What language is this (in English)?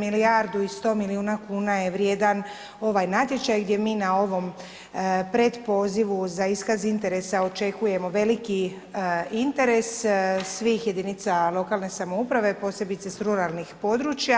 Croatian